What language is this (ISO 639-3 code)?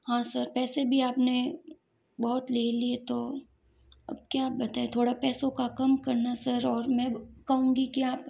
hin